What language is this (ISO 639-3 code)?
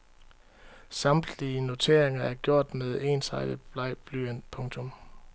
dan